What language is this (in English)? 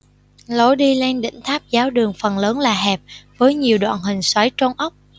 Vietnamese